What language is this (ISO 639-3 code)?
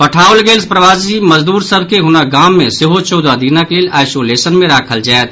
mai